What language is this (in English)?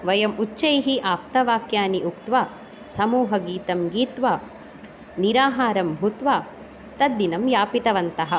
Sanskrit